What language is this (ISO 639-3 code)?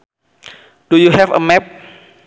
sun